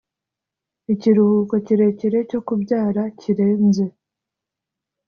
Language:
Kinyarwanda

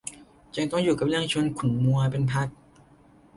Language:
Thai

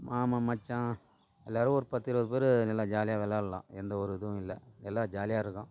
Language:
Tamil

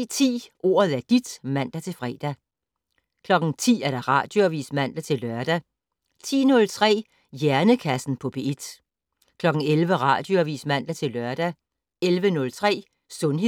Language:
Danish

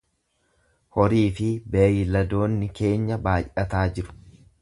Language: Oromo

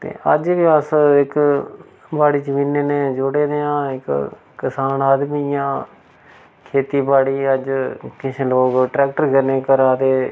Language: Dogri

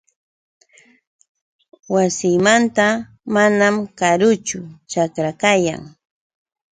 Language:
Yauyos Quechua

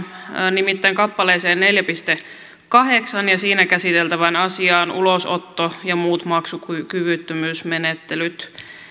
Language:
Finnish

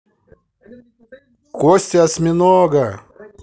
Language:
Russian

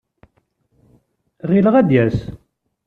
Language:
Kabyle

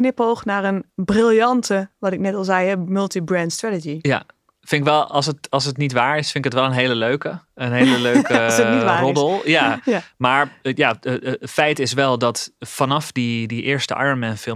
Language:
Dutch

